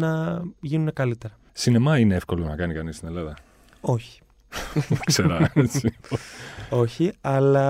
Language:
Greek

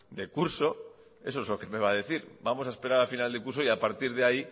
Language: Spanish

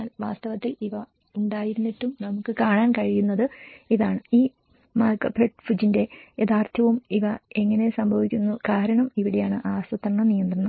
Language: Malayalam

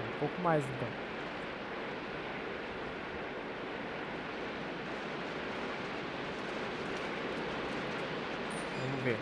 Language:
Portuguese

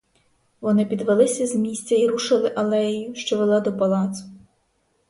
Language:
Ukrainian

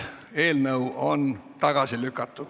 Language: Estonian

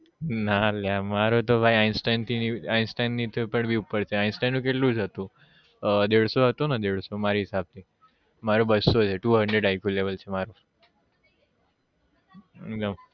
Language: Gujarati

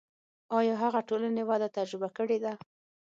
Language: Pashto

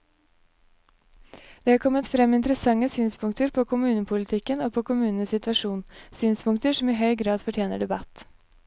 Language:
Norwegian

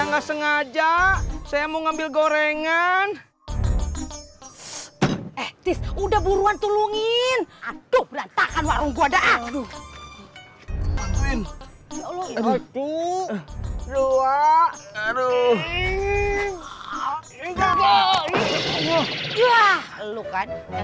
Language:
Indonesian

